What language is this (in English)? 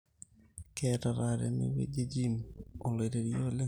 Masai